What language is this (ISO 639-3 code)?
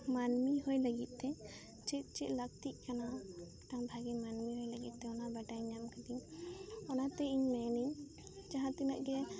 sat